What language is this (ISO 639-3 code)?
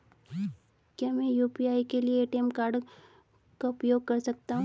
hin